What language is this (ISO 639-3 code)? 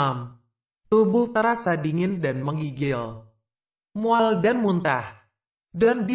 ind